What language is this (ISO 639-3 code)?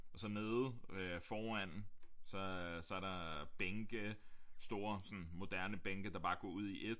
dan